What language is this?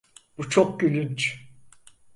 Turkish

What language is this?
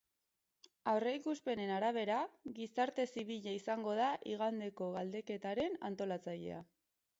Basque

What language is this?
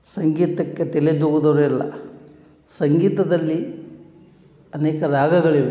Kannada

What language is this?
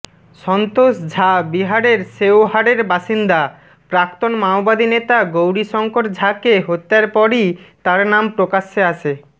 Bangla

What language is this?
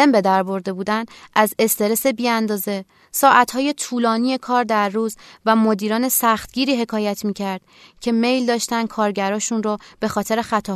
Persian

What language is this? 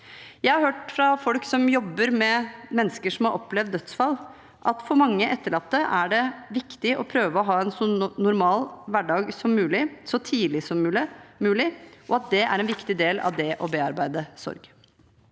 Norwegian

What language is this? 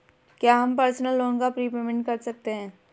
Hindi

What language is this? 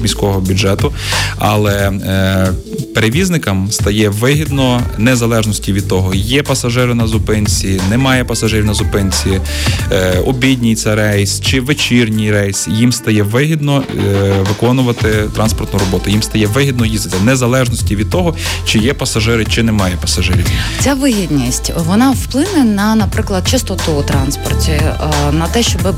Ukrainian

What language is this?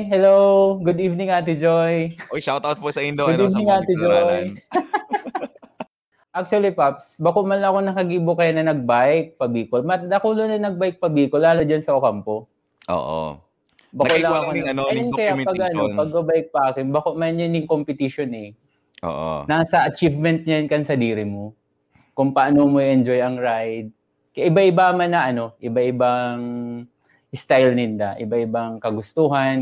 Filipino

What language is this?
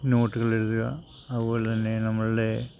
Malayalam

